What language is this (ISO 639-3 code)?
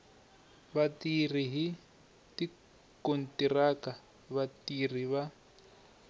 tso